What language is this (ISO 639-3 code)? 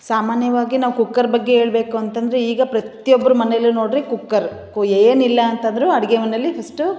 kan